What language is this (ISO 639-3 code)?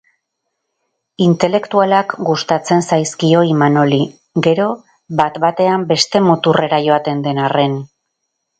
eus